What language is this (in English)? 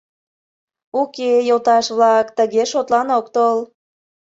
Mari